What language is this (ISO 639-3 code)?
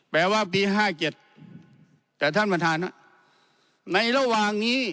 tha